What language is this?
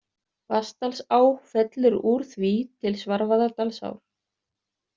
Icelandic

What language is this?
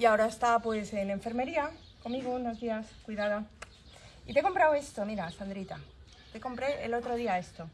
Spanish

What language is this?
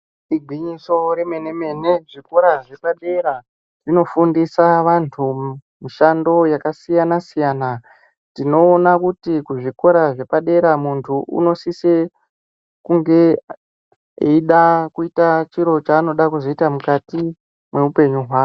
Ndau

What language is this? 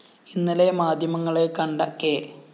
Malayalam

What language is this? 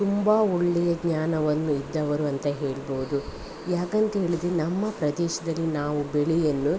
Kannada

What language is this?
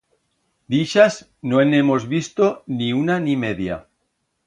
Aragonese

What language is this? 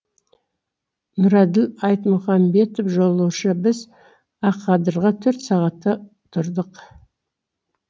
Kazakh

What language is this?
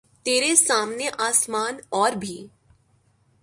Urdu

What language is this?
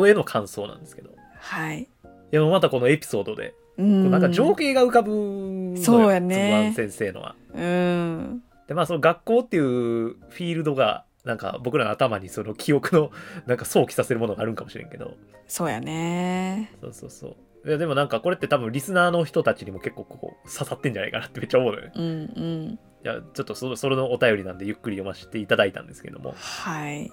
Japanese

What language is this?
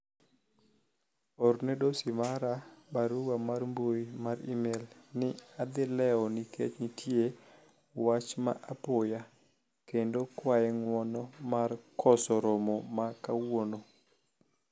Luo (Kenya and Tanzania)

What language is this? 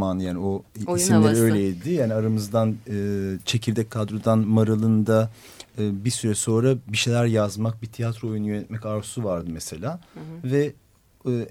Turkish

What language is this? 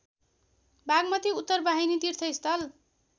Nepali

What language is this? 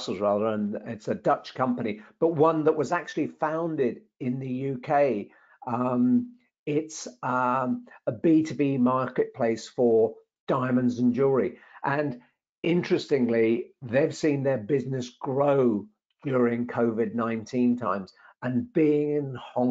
English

